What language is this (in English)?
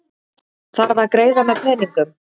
Icelandic